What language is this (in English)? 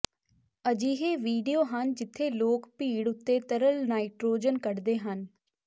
Punjabi